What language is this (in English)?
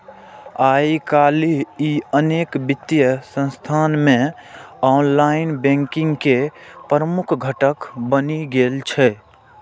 Maithili